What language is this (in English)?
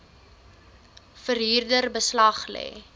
Afrikaans